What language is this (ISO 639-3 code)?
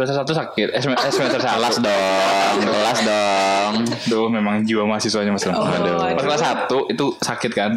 ind